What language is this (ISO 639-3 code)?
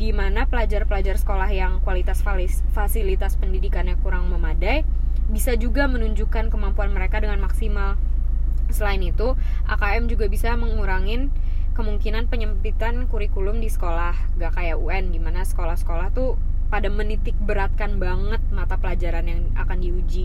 ind